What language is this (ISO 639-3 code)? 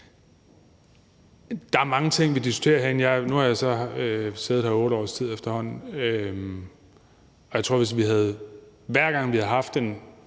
dan